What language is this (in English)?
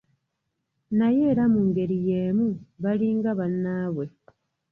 Ganda